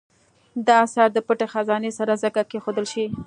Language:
Pashto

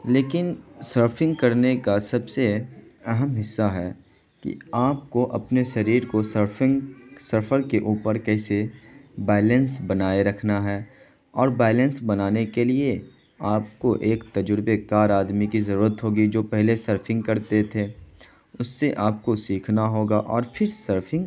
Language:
Urdu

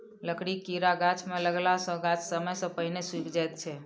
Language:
Maithili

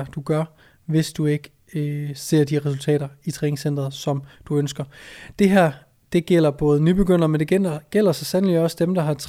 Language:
Danish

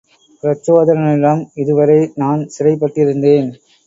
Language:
Tamil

